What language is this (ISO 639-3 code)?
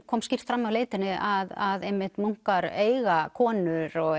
isl